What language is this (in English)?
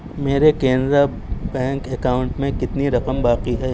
Urdu